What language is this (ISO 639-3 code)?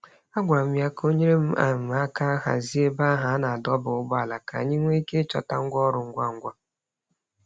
ibo